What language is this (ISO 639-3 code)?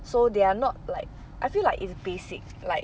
eng